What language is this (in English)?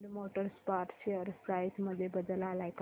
Marathi